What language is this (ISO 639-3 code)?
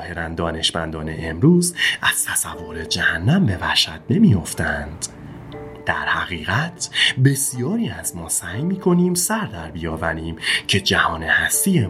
fas